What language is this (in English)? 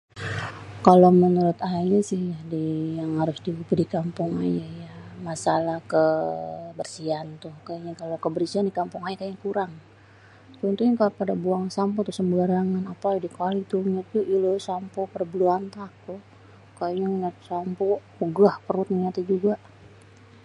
Betawi